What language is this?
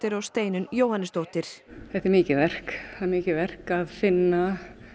Icelandic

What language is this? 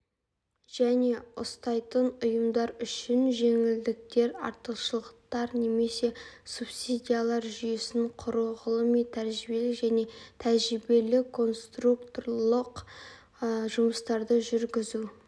Kazakh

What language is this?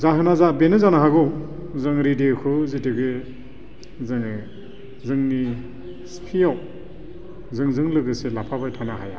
Bodo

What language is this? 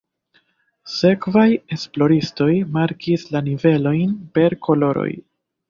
Esperanto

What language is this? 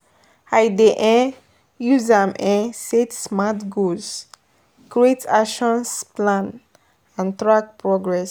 Nigerian Pidgin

